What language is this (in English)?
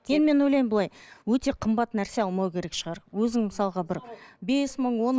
Kazakh